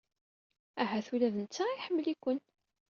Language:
Kabyle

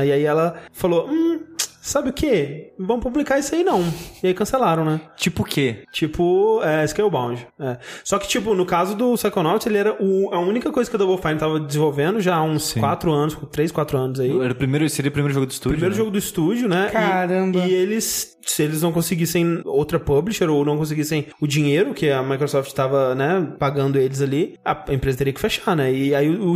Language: Portuguese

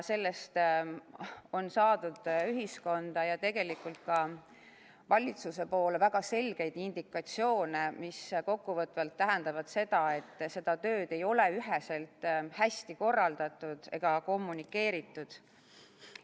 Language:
Estonian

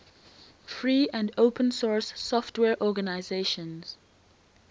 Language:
English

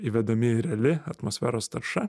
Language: Lithuanian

